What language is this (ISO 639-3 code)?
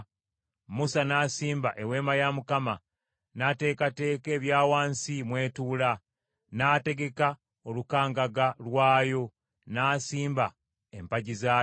lug